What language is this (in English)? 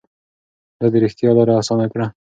Pashto